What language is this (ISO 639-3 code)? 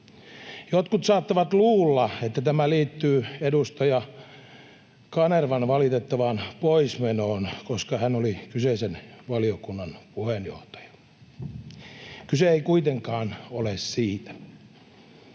fin